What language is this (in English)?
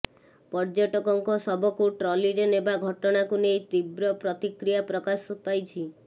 Odia